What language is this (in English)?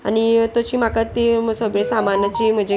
Konkani